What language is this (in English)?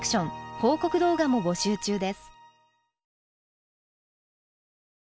Japanese